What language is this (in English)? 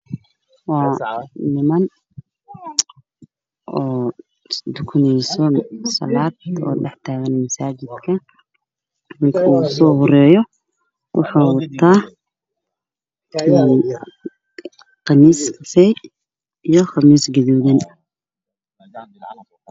Somali